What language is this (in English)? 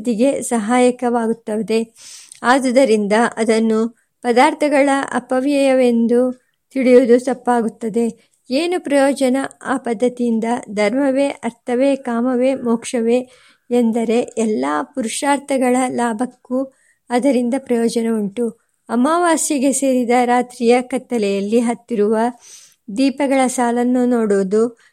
Kannada